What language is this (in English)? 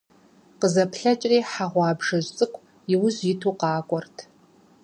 Kabardian